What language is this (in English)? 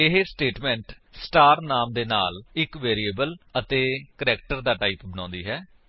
Punjabi